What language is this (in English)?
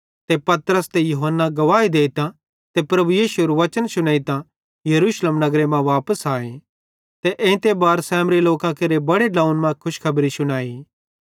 Bhadrawahi